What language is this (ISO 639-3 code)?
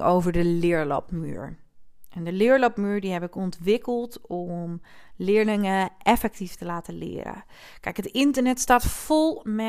nld